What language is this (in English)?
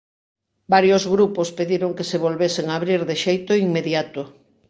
Galician